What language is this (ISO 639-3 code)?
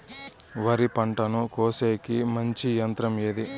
tel